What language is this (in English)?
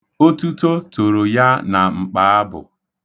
Igbo